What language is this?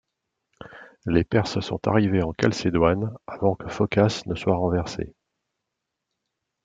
French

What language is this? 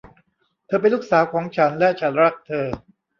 Thai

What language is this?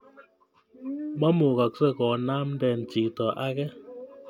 Kalenjin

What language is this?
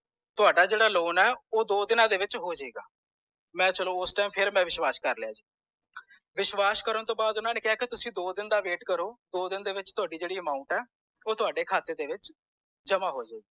Punjabi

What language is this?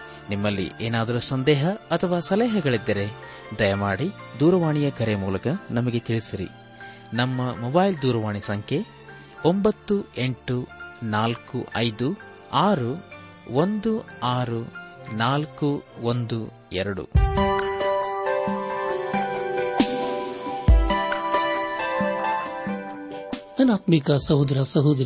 Kannada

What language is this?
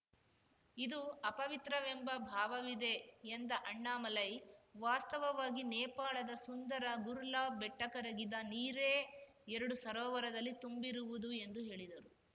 Kannada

